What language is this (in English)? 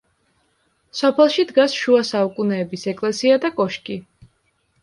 Georgian